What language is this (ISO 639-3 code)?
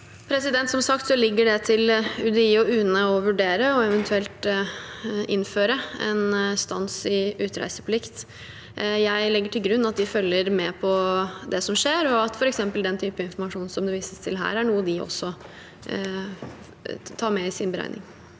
nor